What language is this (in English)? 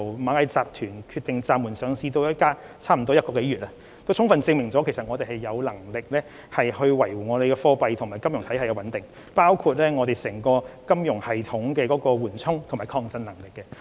Cantonese